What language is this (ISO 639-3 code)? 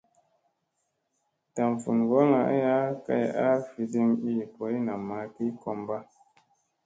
mse